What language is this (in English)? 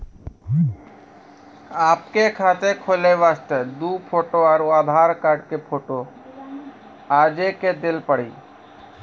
Maithili